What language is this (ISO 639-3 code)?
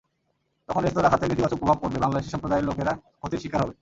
ben